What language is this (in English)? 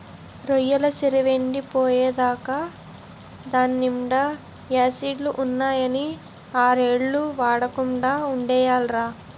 Telugu